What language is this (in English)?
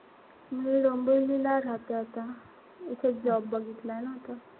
Marathi